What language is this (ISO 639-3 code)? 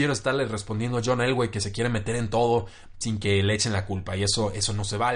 spa